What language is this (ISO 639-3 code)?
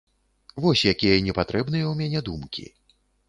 bel